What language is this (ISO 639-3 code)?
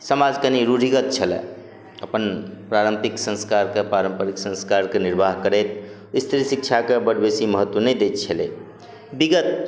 mai